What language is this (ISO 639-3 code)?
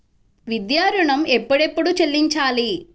tel